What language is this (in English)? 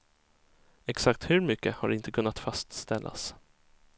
Swedish